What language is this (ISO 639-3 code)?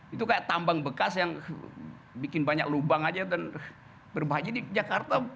ind